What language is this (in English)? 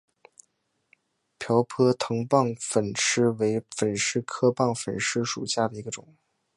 Chinese